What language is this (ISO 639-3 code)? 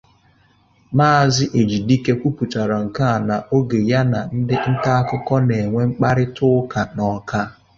ibo